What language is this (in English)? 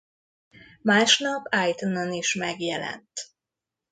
Hungarian